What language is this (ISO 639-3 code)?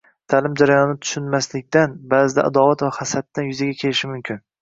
uzb